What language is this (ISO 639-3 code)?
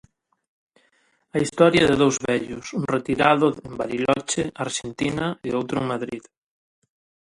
glg